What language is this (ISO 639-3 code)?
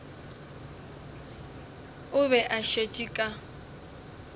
nso